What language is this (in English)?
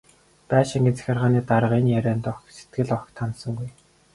Mongolian